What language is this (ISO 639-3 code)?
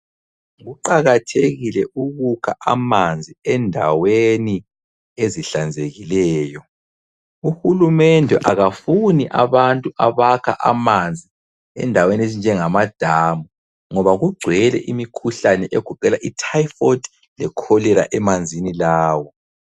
nde